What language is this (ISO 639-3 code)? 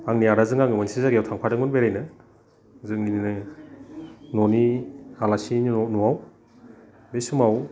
brx